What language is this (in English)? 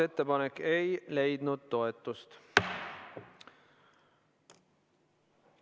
Estonian